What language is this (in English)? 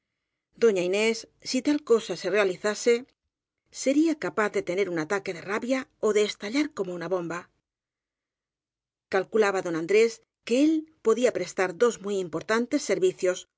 Spanish